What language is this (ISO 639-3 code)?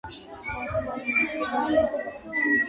kat